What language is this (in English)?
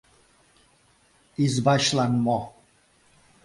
Mari